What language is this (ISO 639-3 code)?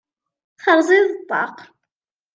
kab